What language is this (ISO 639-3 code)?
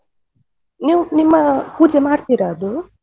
kan